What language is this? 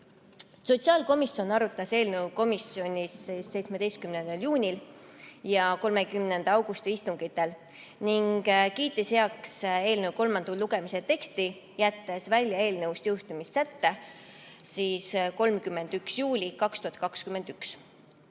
Estonian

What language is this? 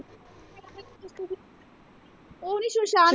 Punjabi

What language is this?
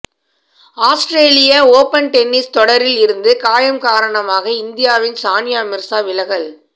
Tamil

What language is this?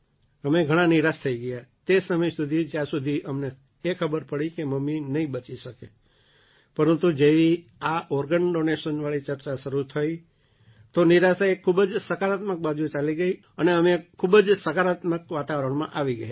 Gujarati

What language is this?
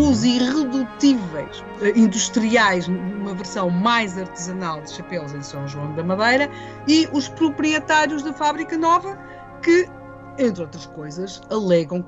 Portuguese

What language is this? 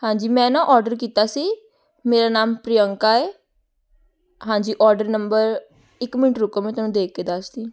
Punjabi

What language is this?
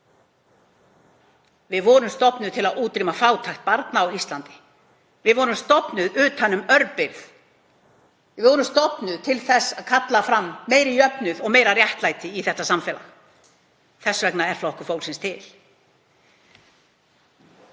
Icelandic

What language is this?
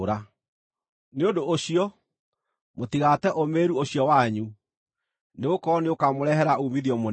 Kikuyu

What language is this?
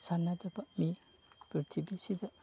Manipuri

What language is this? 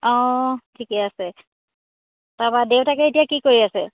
Assamese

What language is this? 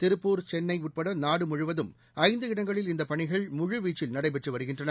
Tamil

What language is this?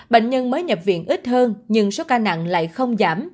Vietnamese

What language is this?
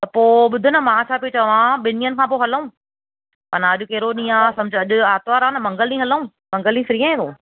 Sindhi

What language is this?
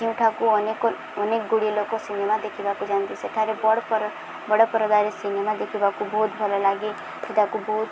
Odia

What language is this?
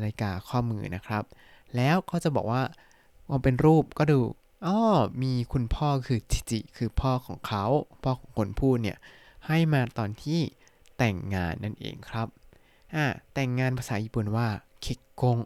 Thai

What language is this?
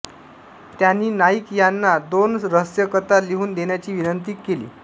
Marathi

